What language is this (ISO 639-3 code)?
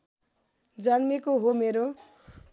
nep